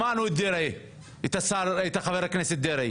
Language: Hebrew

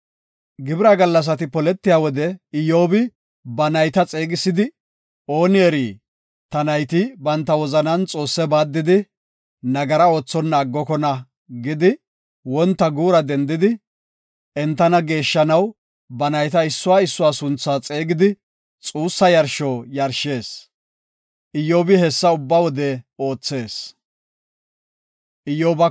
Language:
Gofa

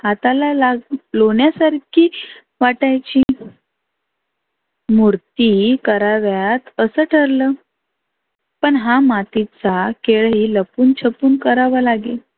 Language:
Marathi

